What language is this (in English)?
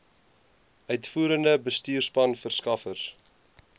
Afrikaans